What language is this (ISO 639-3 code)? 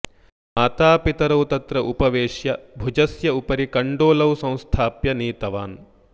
san